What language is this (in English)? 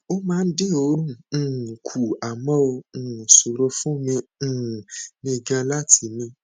Yoruba